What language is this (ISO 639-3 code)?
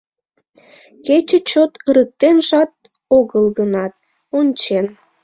chm